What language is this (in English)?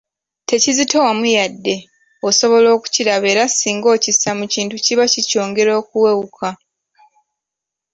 Ganda